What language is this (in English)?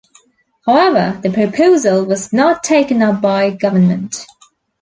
English